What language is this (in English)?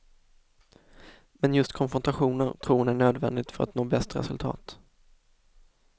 Swedish